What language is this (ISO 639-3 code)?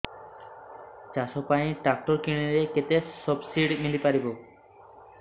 ori